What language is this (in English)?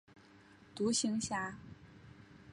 Chinese